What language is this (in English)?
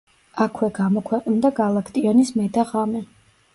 Georgian